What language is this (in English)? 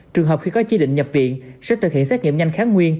Vietnamese